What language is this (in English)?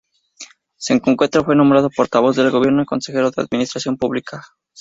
Spanish